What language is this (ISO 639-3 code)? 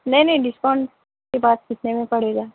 urd